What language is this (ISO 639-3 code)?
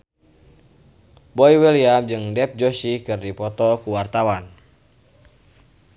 sun